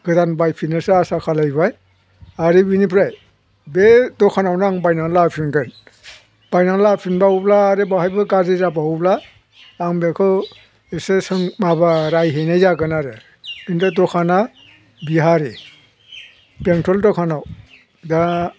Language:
Bodo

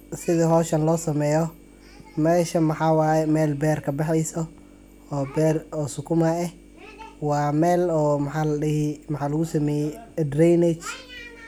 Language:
Somali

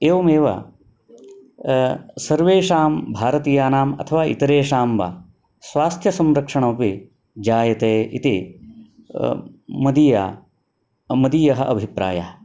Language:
Sanskrit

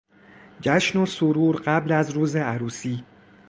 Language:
Persian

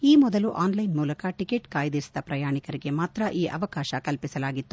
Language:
Kannada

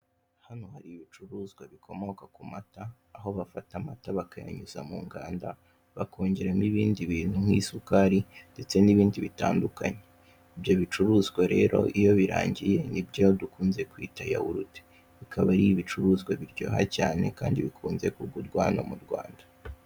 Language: Kinyarwanda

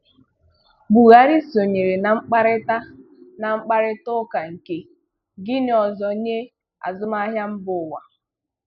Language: Igbo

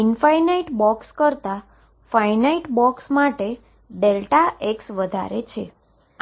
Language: Gujarati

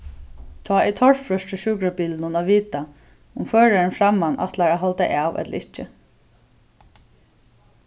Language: Faroese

